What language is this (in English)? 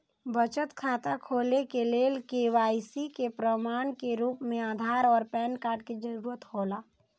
Maithili